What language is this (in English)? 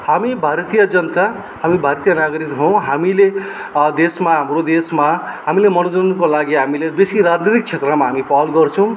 Nepali